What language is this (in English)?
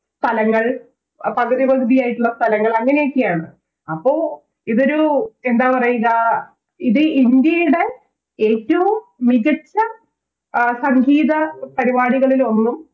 Malayalam